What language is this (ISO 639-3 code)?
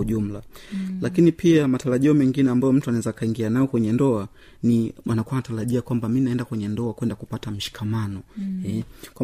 swa